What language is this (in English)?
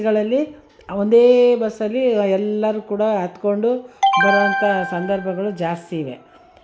Kannada